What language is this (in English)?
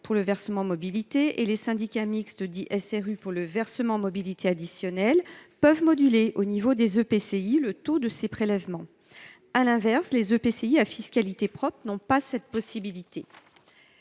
French